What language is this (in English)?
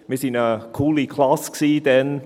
Swiss German